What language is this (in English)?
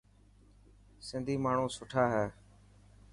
Dhatki